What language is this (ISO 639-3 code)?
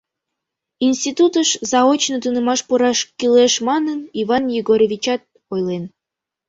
chm